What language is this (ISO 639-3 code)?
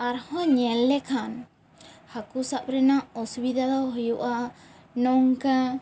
sat